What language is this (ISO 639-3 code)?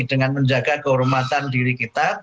ind